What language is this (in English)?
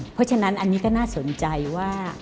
Thai